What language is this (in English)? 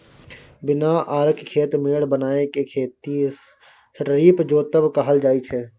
Maithili